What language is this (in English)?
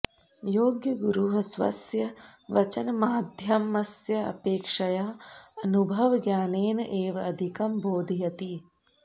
Sanskrit